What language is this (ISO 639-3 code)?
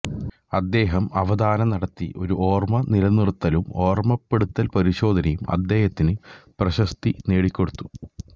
mal